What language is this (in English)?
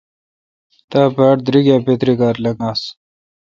Kalkoti